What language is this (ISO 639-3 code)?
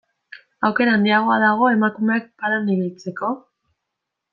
eus